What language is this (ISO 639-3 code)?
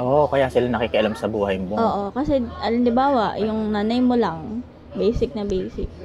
fil